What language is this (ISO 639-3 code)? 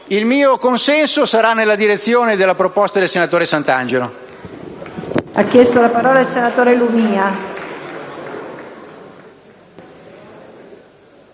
ita